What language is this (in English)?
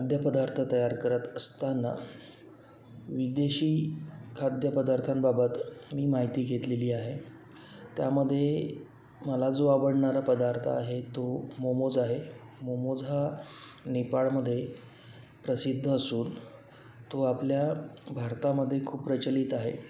Marathi